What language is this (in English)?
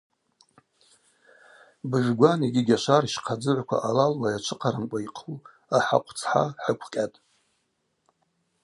Abaza